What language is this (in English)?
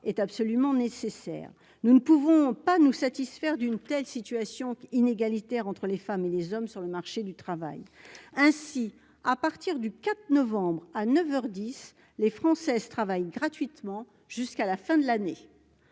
French